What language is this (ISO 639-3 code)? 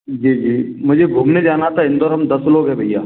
hin